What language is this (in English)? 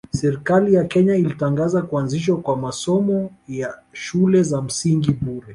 Swahili